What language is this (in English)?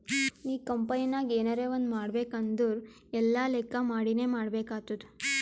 Kannada